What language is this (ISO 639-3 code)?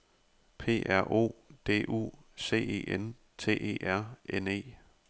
dan